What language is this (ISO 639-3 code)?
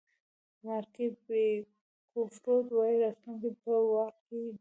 pus